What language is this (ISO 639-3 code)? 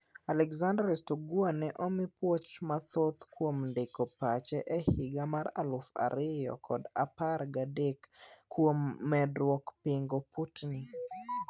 luo